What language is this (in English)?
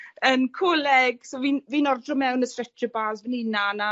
Welsh